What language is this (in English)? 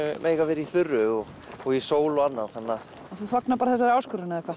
Icelandic